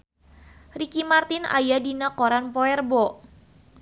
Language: Sundanese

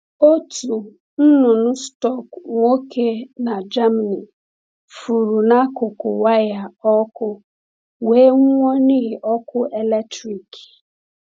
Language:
Igbo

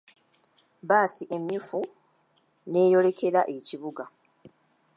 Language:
Ganda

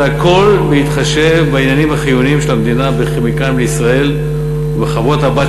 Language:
Hebrew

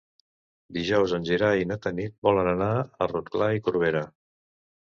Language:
Catalan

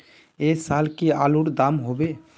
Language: Magahi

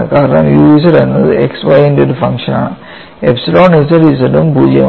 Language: Malayalam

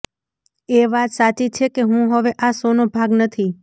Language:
Gujarati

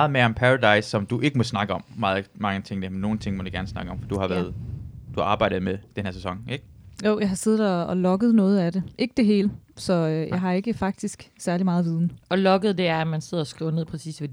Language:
Danish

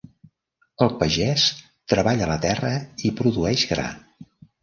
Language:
Catalan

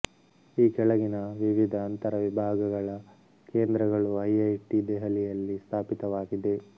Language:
Kannada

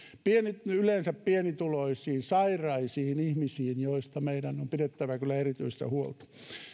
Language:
Finnish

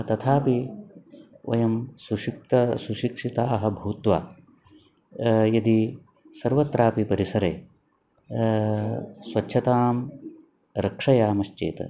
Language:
Sanskrit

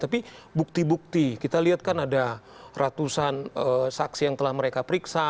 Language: Indonesian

